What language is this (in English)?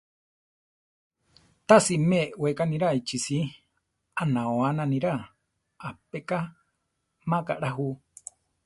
Central Tarahumara